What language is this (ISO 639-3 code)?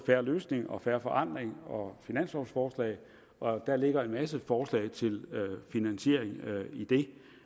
dan